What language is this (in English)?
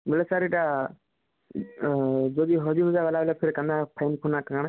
Odia